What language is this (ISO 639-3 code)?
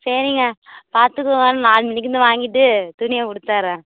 tam